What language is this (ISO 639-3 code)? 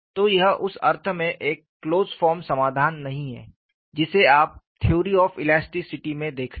hin